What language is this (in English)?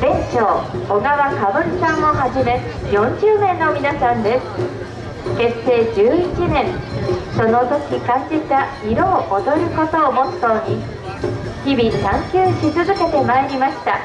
Japanese